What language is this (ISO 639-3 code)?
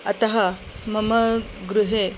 san